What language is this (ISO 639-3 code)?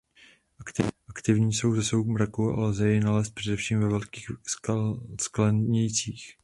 ces